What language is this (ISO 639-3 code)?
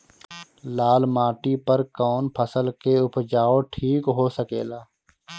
bho